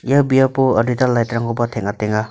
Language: Garo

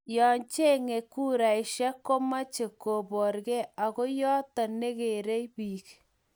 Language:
Kalenjin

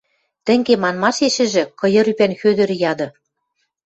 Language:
Western Mari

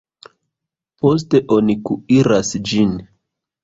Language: Esperanto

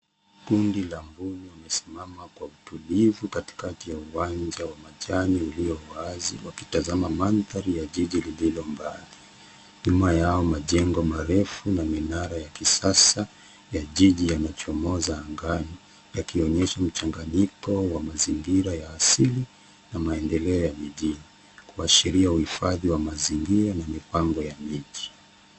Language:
Swahili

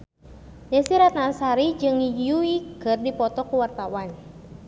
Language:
Sundanese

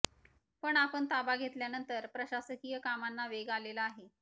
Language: Marathi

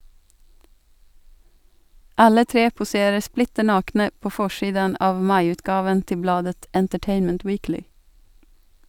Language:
Norwegian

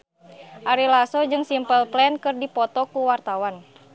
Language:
Sundanese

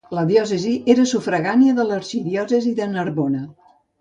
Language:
Catalan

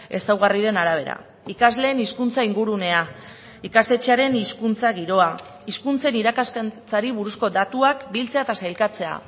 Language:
Basque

